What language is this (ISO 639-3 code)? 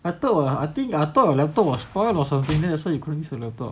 eng